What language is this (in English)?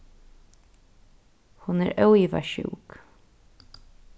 Faroese